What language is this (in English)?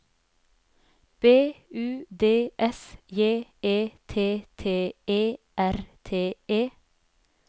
Norwegian